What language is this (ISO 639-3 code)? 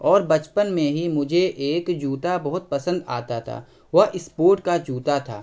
urd